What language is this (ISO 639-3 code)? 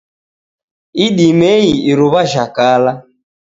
dav